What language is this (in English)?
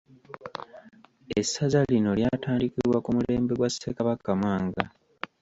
Ganda